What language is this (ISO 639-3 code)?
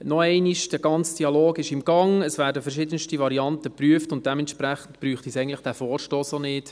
gsw